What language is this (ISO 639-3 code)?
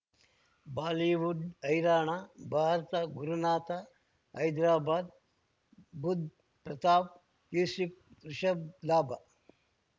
kan